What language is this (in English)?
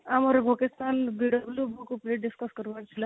Odia